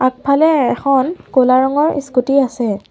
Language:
Assamese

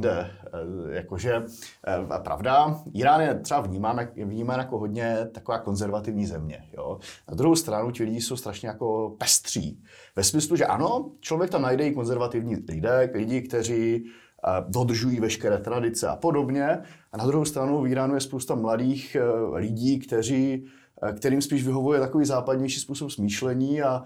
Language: Czech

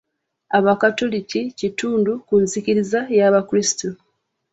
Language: Ganda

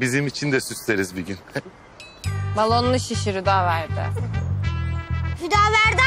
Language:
Turkish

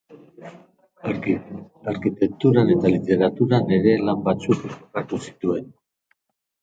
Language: Basque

